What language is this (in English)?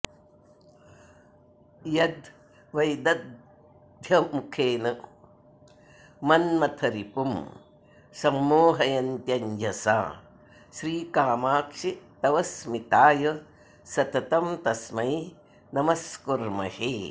Sanskrit